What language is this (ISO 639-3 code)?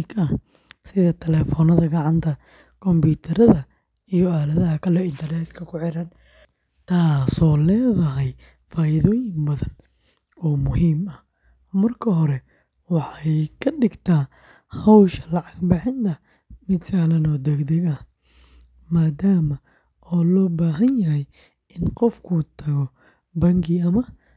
som